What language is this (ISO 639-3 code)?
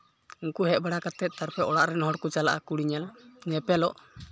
sat